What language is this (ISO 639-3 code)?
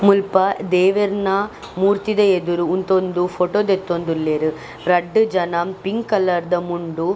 tcy